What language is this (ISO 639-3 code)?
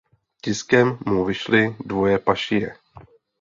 ces